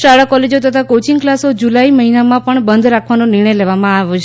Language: Gujarati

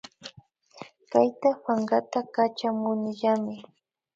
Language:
Imbabura Highland Quichua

